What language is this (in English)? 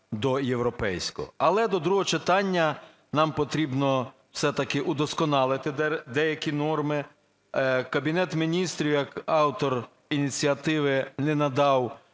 Ukrainian